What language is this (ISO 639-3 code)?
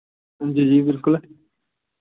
doi